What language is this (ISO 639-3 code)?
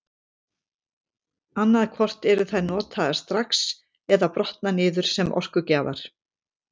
isl